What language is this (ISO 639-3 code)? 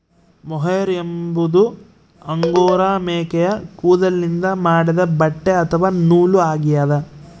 kan